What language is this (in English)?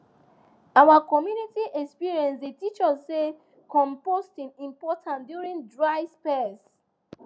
Nigerian Pidgin